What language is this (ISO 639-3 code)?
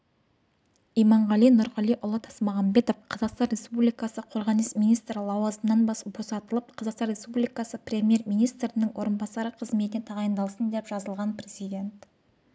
kaz